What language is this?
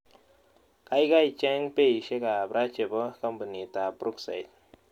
Kalenjin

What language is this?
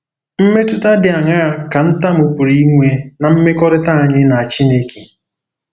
Igbo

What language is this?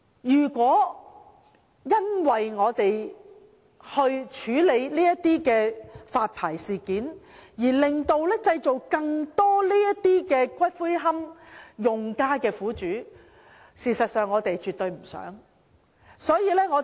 Cantonese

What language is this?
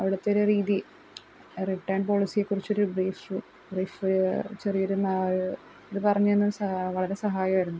Malayalam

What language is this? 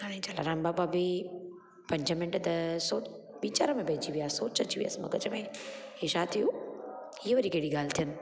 Sindhi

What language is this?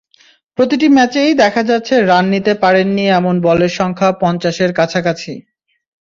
Bangla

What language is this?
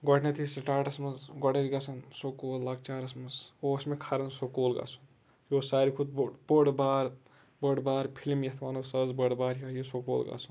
Kashmiri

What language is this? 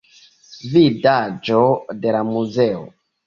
Esperanto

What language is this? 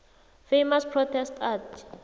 South Ndebele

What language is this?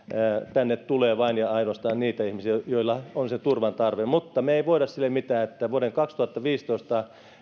Finnish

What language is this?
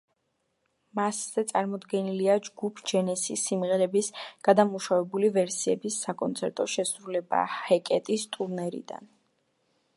Georgian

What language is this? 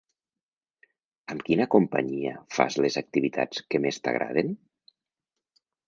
Catalan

